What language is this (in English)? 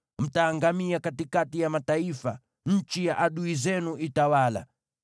Swahili